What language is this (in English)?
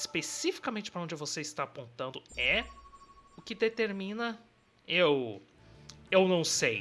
Portuguese